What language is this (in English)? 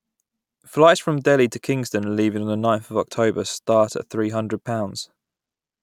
English